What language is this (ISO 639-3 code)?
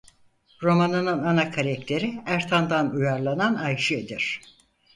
tur